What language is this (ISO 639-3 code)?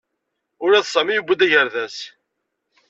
kab